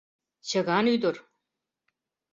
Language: Mari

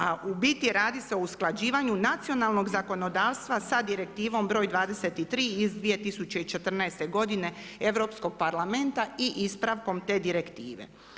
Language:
Croatian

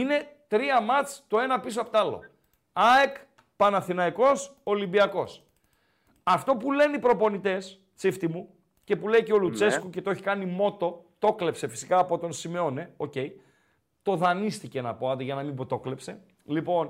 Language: Greek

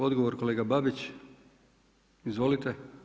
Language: Croatian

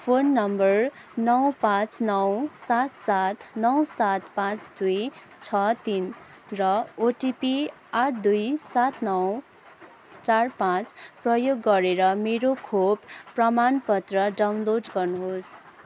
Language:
Nepali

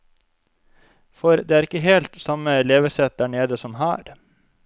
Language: Norwegian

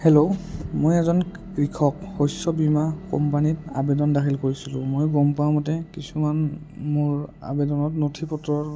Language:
Assamese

